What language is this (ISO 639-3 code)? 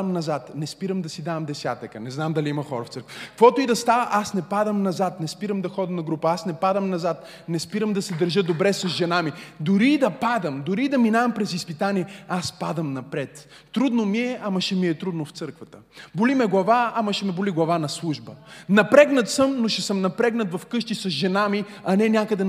bul